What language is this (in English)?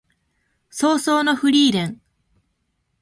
Japanese